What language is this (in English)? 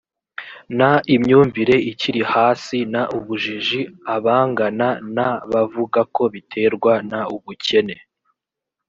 Kinyarwanda